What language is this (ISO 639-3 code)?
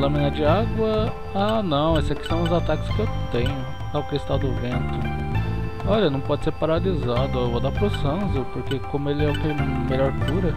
por